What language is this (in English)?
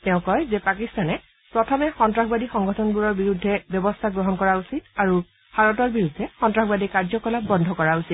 Assamese